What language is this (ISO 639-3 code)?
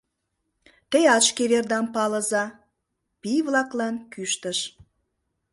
chm